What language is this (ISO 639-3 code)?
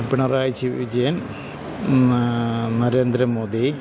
mal